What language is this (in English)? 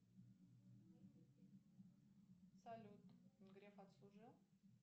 Russian